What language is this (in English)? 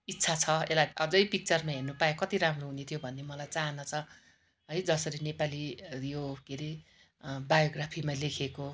Nepali